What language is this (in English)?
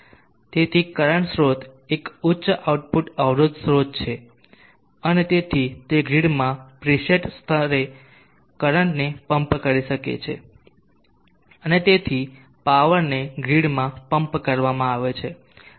Gujarati